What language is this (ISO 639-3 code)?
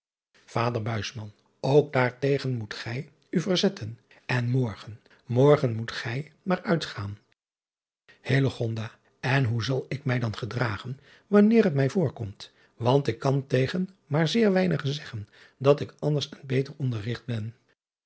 nld